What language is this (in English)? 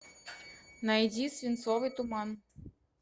Russian